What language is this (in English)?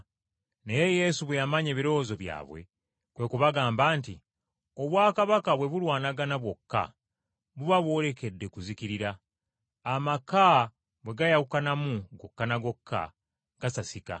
Ganda